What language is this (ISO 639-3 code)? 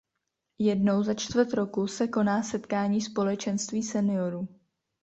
ces